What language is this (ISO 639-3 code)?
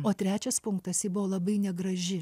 lit